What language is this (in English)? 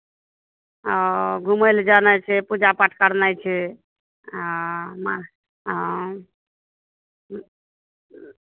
Maithili